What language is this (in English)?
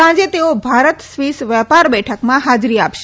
Gujarati